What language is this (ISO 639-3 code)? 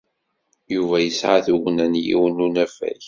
kab